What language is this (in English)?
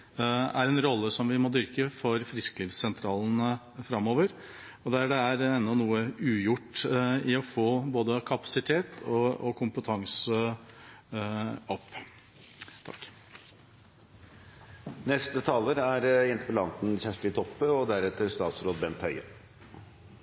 Norwegian